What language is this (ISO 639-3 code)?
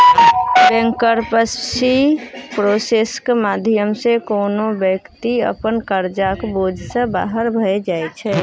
mai